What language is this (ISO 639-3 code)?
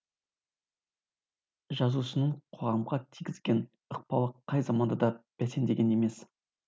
kaz